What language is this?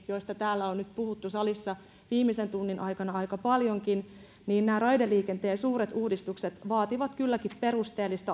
Finnish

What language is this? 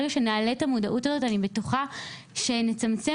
Hebrew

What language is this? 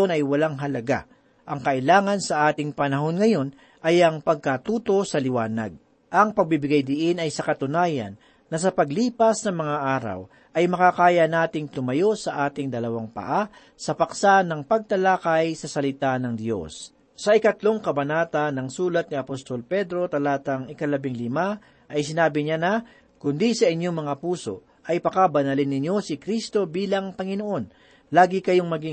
Filipino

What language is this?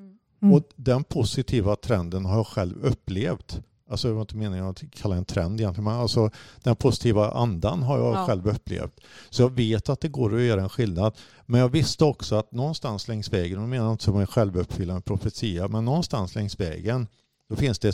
Swedish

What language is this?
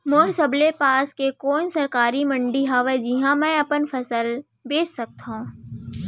Chhattisgarhi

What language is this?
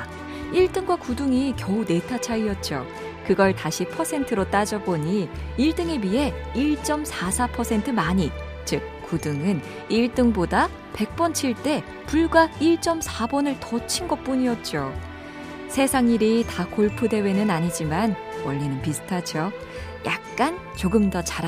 Korean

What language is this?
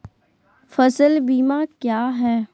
Magahi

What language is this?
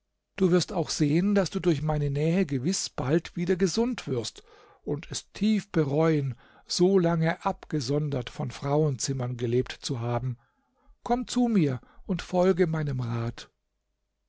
German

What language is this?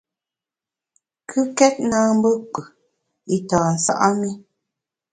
Bamun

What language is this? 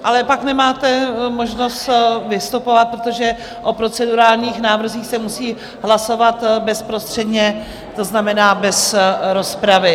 Czech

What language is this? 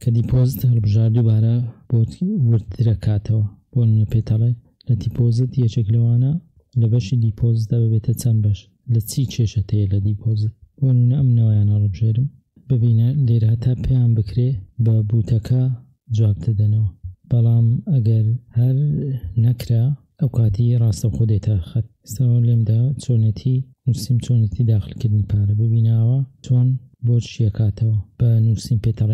Arabic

